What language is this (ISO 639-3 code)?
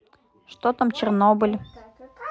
rus